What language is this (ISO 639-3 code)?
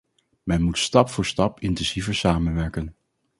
nld